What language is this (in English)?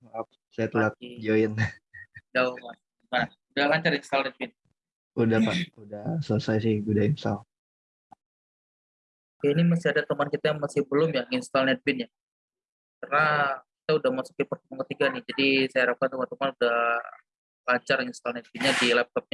Indonesian